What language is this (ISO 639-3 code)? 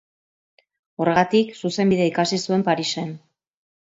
eus